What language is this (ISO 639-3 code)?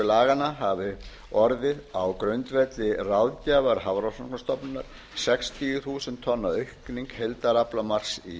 isl